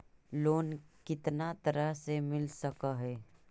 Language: Magahi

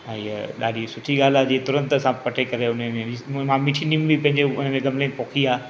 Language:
Sindhi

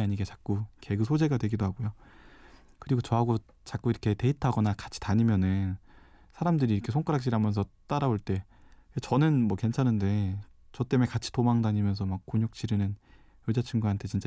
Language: Korean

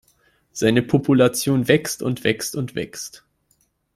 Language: German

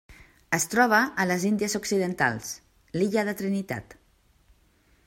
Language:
Catalan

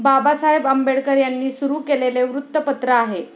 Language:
Marathi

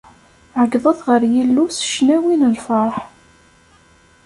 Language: Kabyle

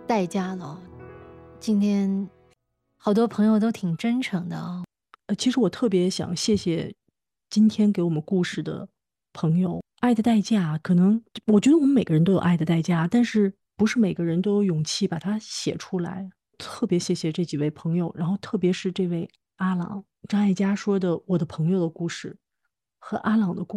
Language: Chinese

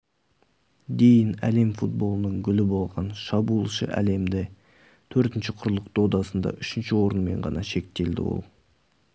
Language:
Kazakh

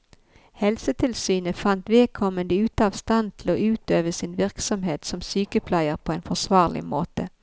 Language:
Norwegian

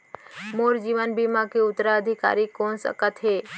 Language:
Chhattisgarhi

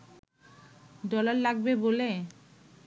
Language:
Bangla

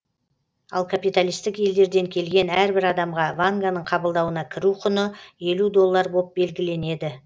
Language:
Kazakh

